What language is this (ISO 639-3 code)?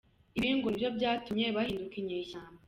kin